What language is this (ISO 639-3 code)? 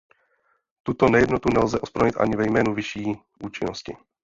ces